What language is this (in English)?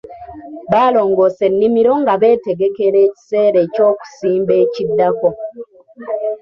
Ganda